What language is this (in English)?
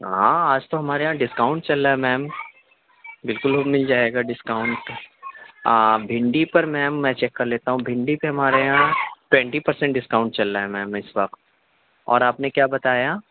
Urdu